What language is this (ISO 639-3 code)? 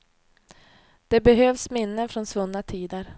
swe